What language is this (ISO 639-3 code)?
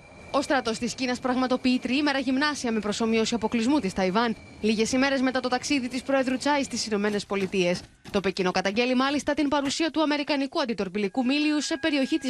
ell